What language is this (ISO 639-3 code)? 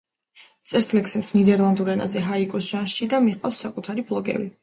kat